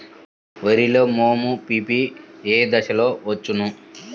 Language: Telugu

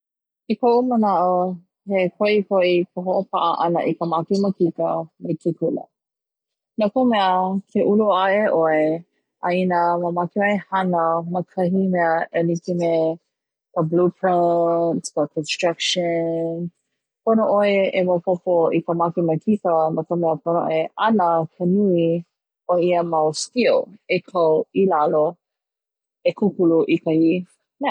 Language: Hawaiian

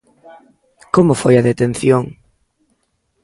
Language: Galician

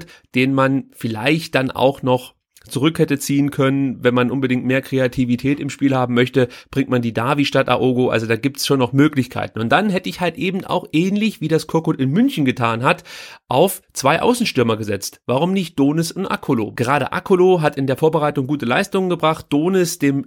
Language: German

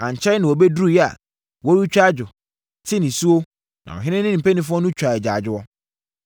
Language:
Akan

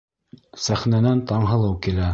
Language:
Bashkir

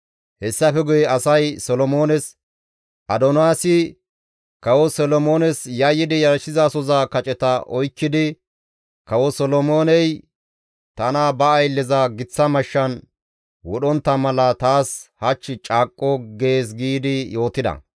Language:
Gamo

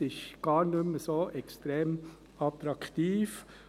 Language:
Swiss German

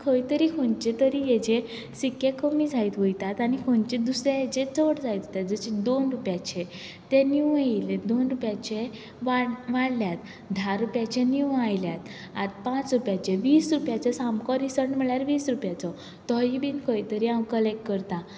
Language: Konkani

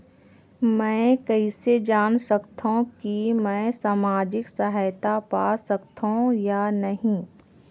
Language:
Chhattisgarhi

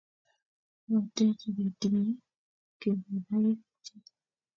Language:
Kalenjin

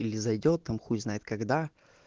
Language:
Russian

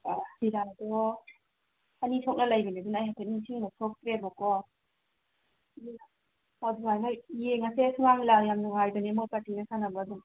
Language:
Manipuri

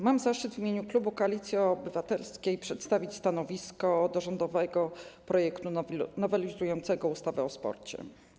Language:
Polish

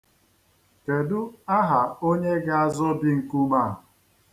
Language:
Igbo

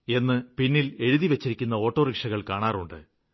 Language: Malayalam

